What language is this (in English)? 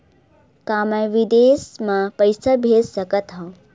Chhattisgarhi